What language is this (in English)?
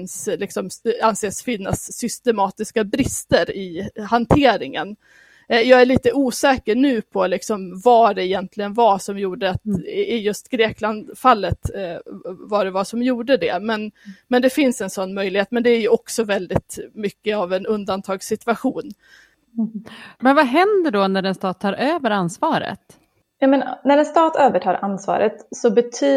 Swedish